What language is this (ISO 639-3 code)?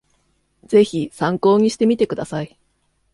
jpn